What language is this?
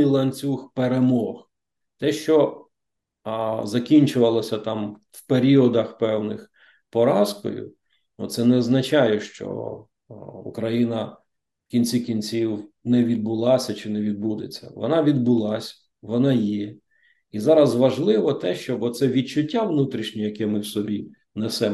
Ukrainian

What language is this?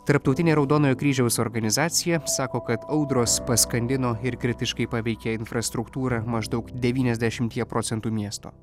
Lithuanian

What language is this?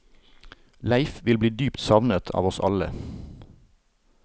Norwegian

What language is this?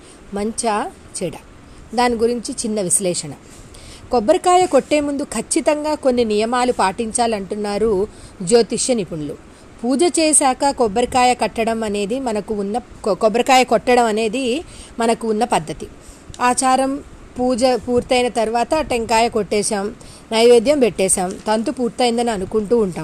Telugu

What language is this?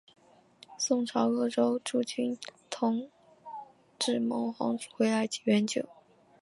Chinese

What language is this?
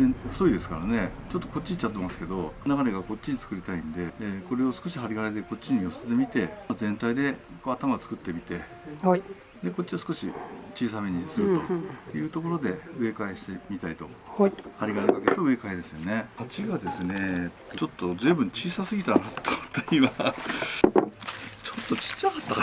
Japanese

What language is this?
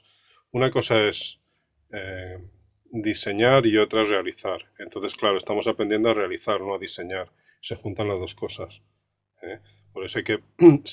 Spanish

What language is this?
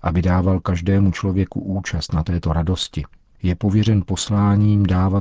Czech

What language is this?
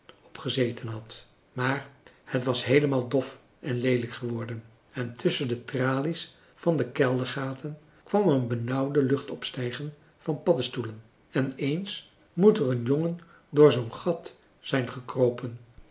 Dutch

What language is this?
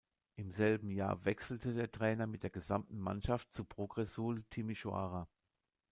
German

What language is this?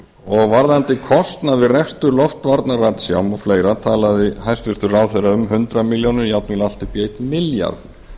Icelandic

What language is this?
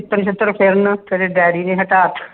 Punjabi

